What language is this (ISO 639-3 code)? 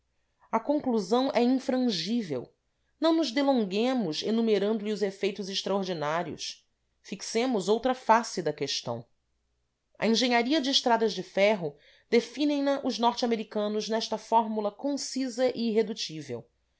por